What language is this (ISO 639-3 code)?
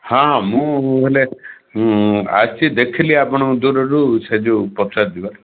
ori